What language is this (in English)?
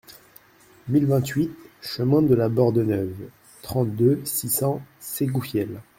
French